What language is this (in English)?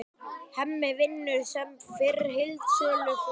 Icelandic